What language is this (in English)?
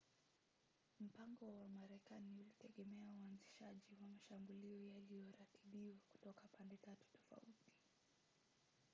Swahili